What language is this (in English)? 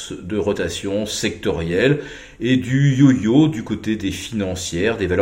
French